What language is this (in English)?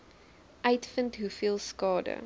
Afrikaans